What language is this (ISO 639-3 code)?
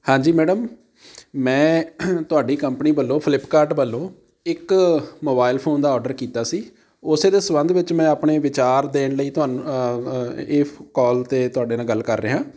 pan